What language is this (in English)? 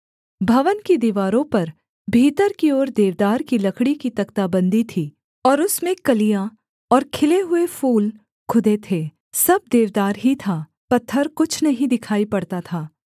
Hindi